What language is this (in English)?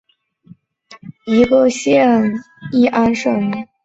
Chinese